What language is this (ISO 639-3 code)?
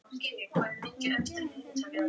isl